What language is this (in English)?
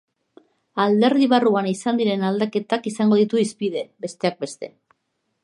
Basque